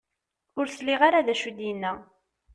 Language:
Kabyle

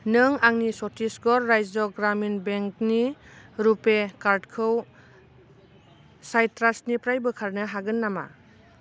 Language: Bodo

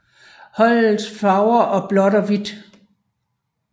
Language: Danish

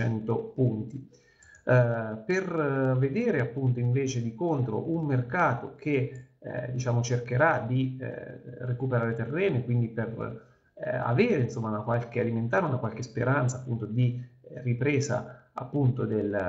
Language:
Italian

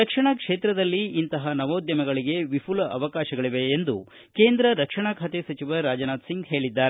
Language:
Kannada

